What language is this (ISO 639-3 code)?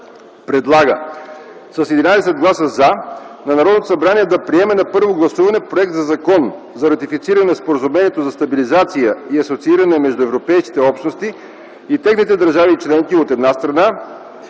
bul